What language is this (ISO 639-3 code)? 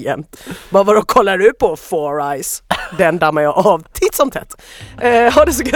swe